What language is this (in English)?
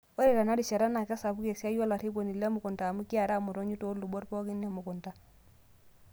Masai